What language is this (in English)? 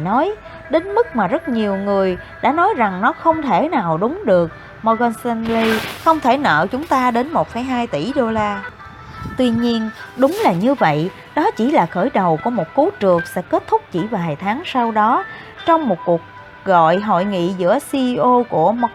Vietnamese